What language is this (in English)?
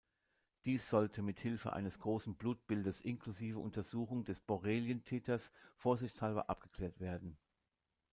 German